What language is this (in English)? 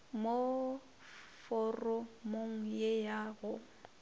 Northern Sotho